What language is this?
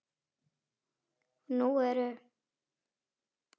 Icelandic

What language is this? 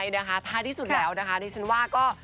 Thai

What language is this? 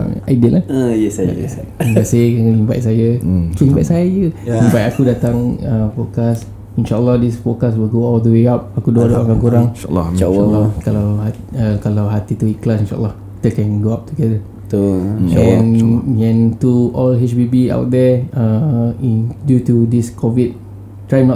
Malay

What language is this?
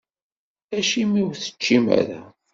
Kabyle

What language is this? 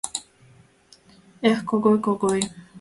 Mari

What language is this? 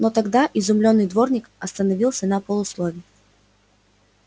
Russian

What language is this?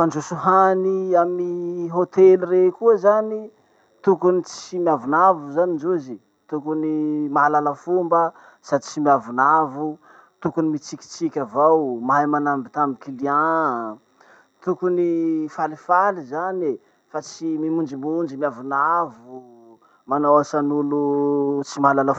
Masikoro Malagasy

